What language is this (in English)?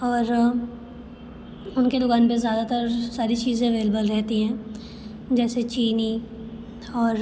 Hindi